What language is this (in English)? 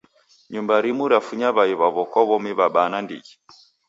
Taita